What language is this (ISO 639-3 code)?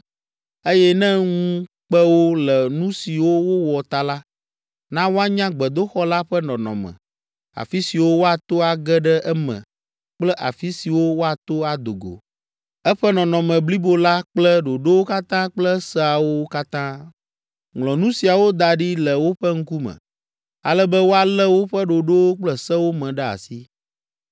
ewe